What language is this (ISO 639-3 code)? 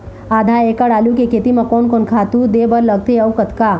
hne